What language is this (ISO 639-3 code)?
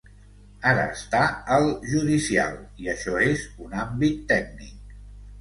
cat